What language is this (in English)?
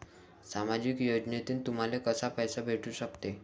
Marathi